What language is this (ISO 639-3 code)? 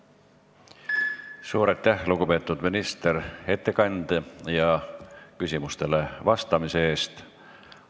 est